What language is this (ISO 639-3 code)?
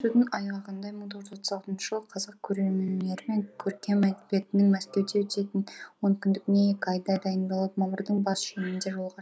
kaz